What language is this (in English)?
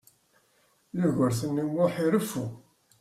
Kabyle